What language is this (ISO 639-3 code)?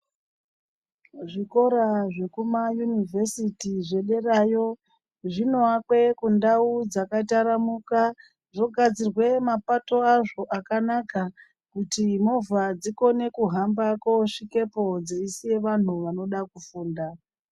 ndc